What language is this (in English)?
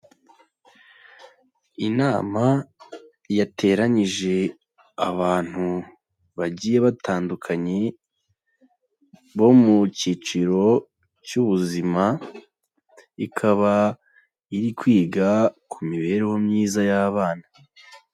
Kinyarwanda